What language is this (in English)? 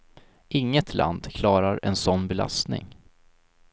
Swedish